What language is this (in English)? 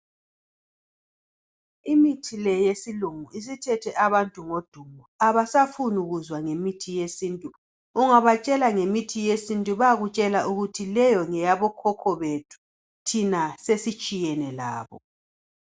North Ndebele